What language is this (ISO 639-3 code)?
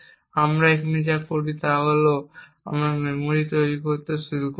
ben